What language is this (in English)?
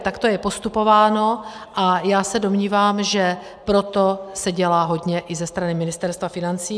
Czech